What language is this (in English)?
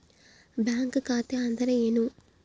Kannada